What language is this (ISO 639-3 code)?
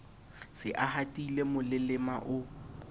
sot